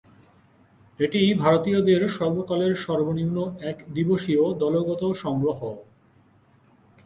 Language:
Bangla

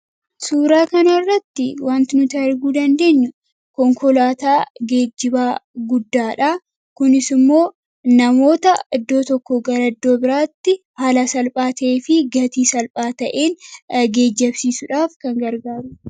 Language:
Oromo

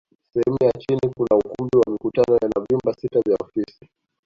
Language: Swahili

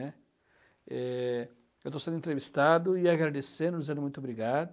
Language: Portuguese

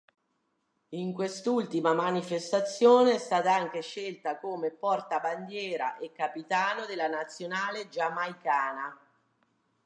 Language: Italian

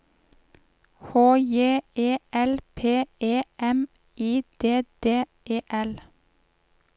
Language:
Norwegian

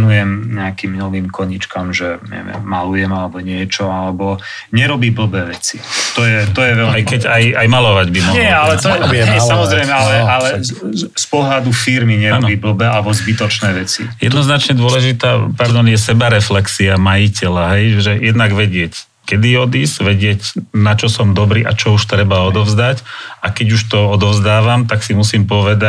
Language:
Slovak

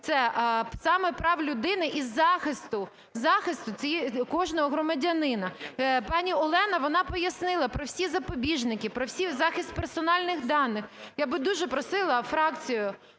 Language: Ukrainian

